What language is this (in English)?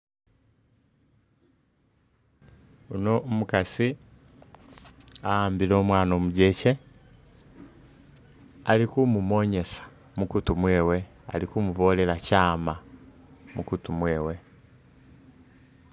Masaaba